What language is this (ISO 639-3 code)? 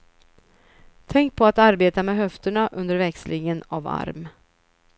swe